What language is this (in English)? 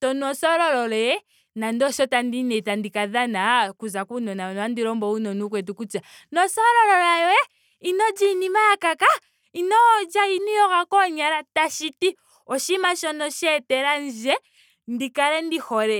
Ndonga